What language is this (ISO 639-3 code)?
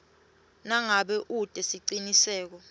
ssw